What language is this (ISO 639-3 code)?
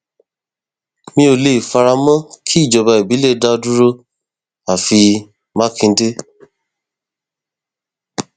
yor